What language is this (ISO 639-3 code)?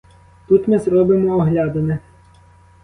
ukr